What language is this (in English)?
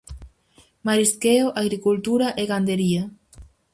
Galician